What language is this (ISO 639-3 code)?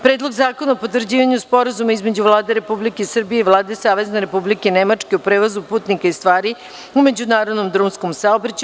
srp